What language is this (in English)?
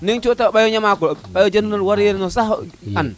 Serer